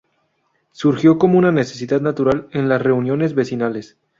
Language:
Spanish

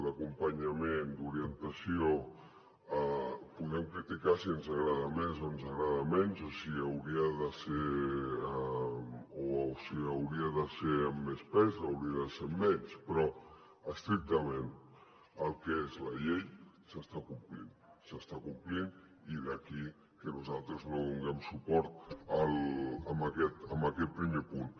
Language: Catalan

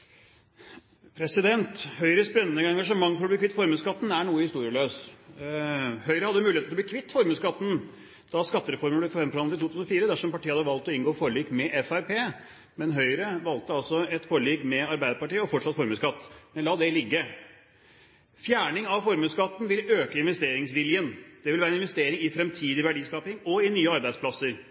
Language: Norwegian Bokmål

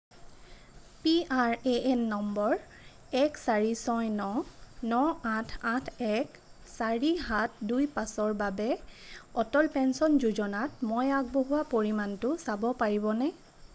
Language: Assamese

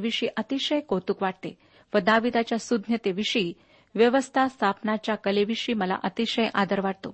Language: Marathi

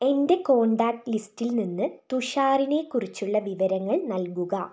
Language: Malayalam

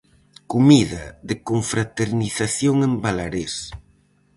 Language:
Galician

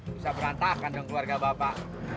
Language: Indonesian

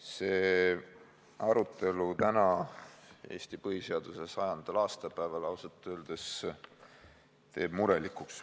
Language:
Estonian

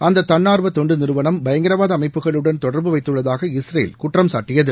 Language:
Tamil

